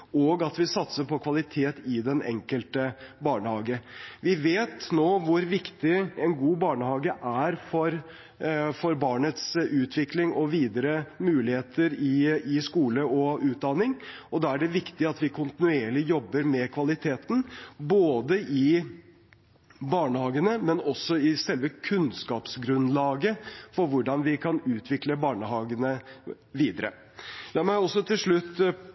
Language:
Norwegian Bokmål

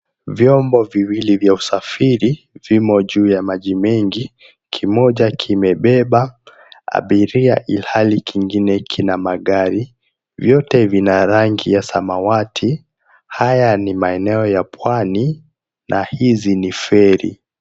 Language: Swahili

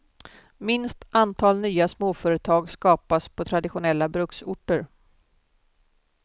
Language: Swedish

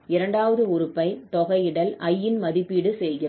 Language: Tamil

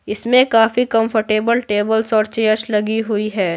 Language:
Hindi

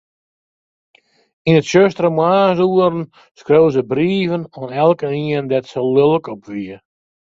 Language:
Western Frisian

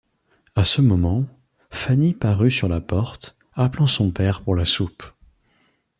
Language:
French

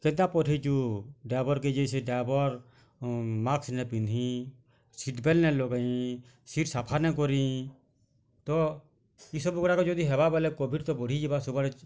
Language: Odia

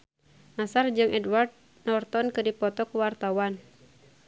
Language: Sundanese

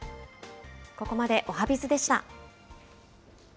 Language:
Japanese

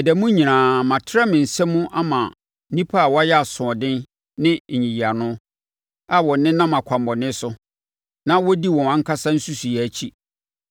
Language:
Akan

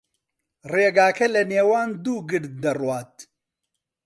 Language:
Central Kurdish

